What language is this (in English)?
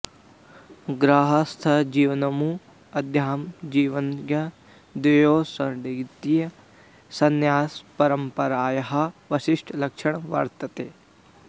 Sanskrit